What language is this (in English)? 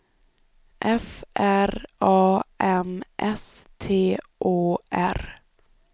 Swedish